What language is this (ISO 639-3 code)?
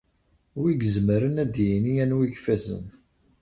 kab